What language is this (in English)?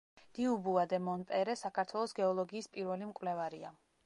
Georgian